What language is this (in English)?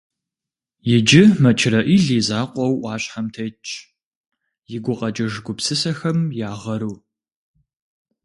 Kabardian